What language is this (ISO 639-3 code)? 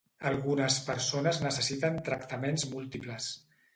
cat